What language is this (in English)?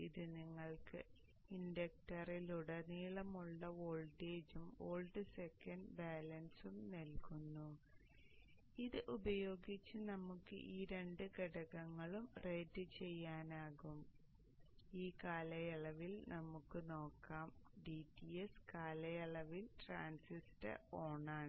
Malayalam